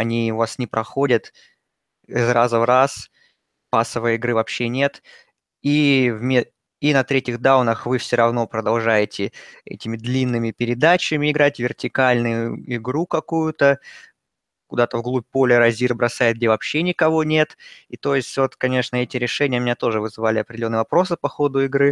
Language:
Russian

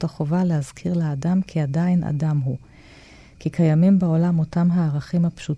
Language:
Hebrew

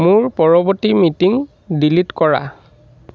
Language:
Assamese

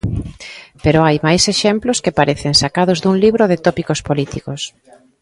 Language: Galician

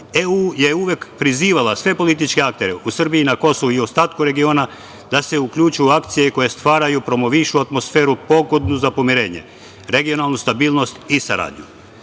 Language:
Serbian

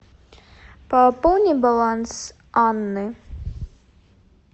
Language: Russian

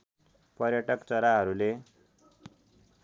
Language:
Nepali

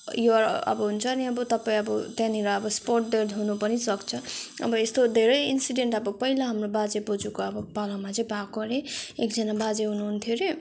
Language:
Nepali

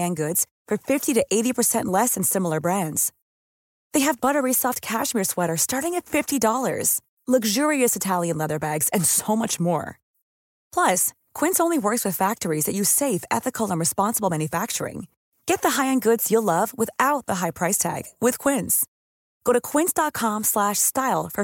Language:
Filipino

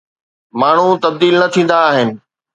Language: Sindhi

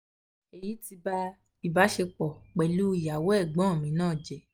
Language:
Yoruba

